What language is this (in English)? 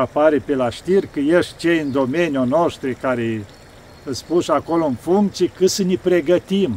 Romanian